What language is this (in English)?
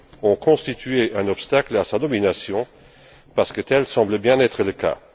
French